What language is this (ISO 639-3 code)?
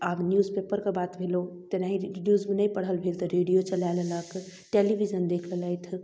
mai